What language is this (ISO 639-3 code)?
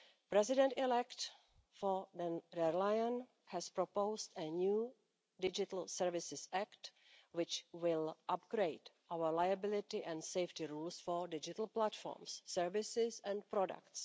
eng